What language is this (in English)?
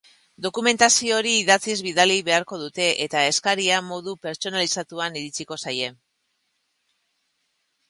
Basque